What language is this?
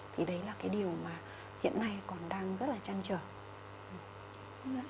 Vietnamese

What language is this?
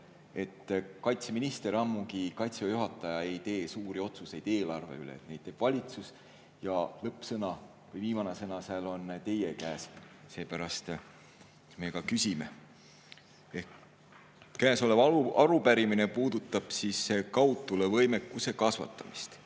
Estonian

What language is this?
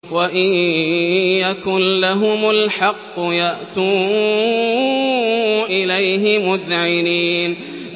Arabic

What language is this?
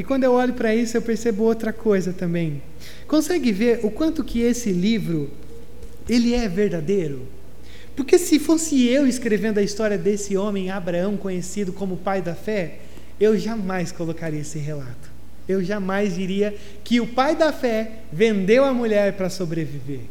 Portuguese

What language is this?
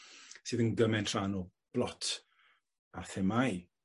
Welsh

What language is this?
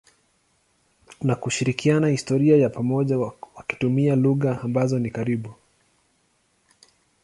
Swahili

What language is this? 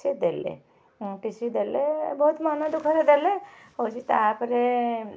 Odia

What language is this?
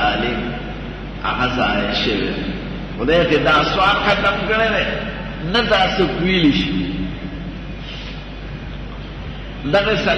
Arabic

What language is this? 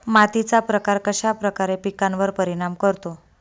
Marathi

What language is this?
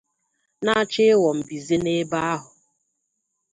Igbo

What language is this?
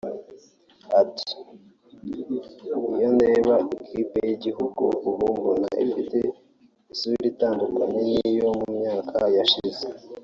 Kinyarwanda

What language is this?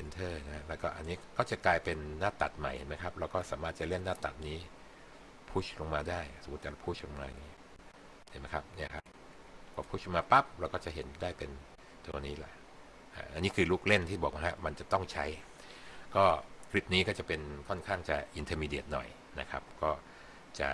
Thai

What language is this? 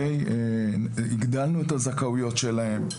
Hebrew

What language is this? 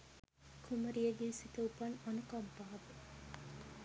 Sinhala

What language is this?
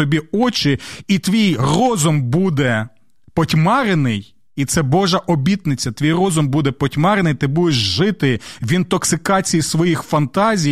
Ukrainian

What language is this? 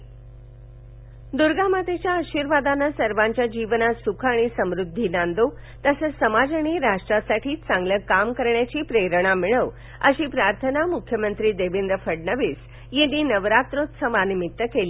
Marathi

